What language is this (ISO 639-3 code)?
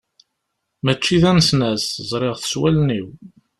kab